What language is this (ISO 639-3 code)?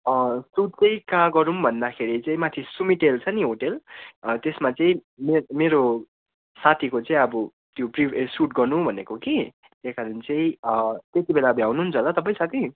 nep